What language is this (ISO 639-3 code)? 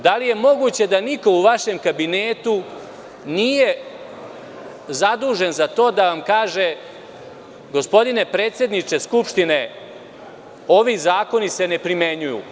srp